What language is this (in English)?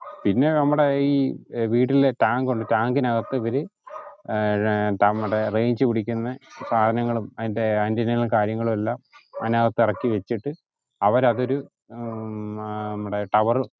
Malayalam